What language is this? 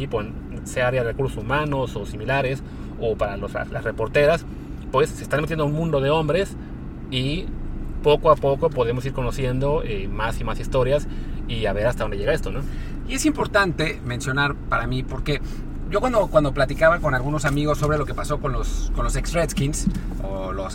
Spanish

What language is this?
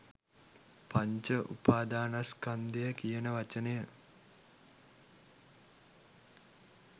Sinhala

